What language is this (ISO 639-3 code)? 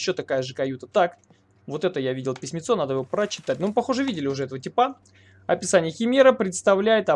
rus